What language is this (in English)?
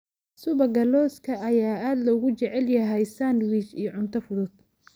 Somali